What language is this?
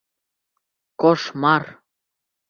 Bashkir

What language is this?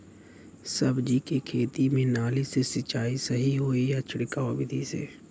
Bhojpuri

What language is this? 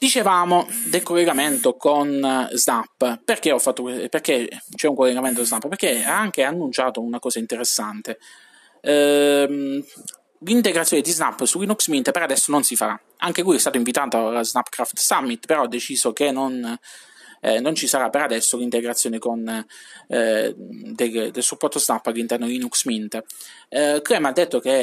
Italian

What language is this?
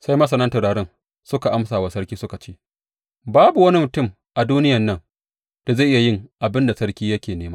Hausa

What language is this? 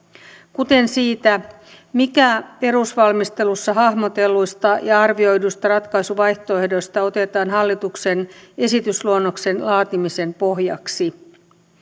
Finnish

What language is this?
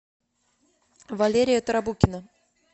Russian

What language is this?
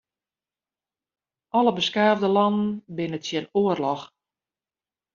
Western Frisian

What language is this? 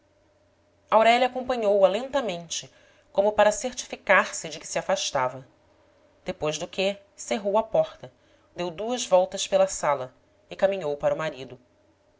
Portuguese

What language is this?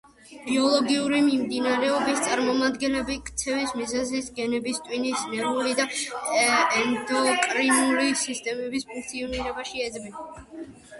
Georgian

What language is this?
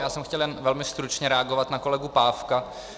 Czech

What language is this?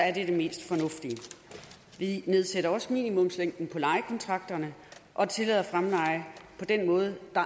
Danish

